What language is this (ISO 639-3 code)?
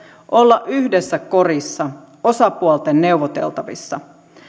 fin